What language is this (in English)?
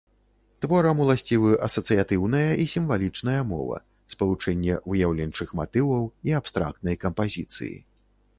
Belarusian